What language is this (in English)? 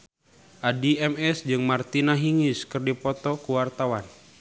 Sundanese